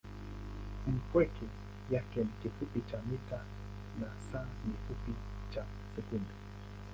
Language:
Swahili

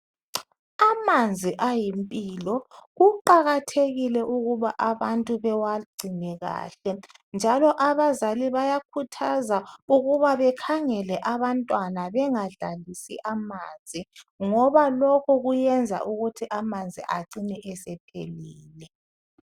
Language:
North Ndebele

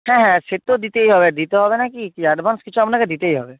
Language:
Bangla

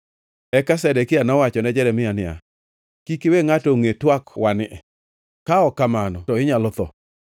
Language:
Luo (Kenya and Tanzania)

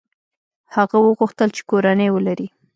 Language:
Pashto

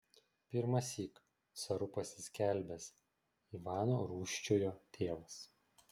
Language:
Lithuanian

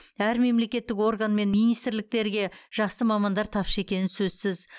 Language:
Kazakh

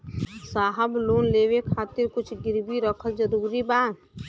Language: Bhojpuri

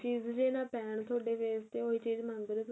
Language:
Punjabi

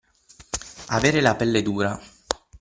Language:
Italian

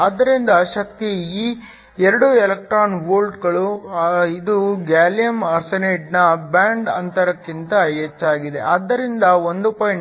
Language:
Kannada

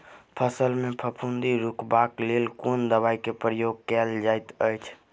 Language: Maithili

